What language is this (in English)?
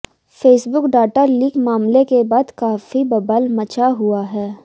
Hindi